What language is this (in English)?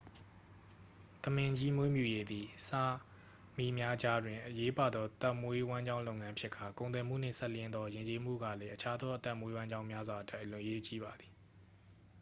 Burmese